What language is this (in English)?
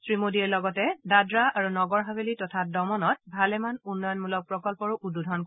Assamese